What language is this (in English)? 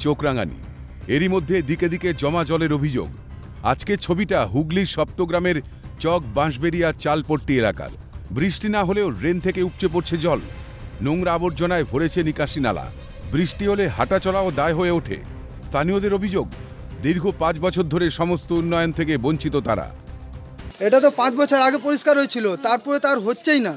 Hindi